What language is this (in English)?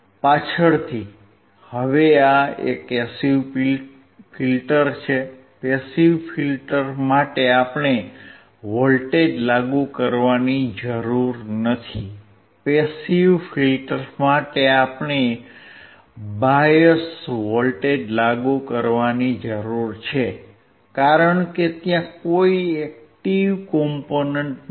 Gujarati